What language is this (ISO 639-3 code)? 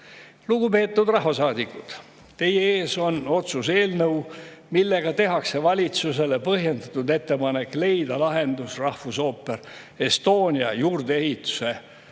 est